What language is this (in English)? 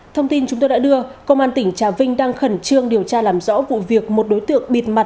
Vietnamese